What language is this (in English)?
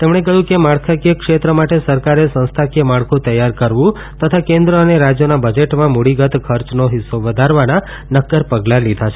Gujarati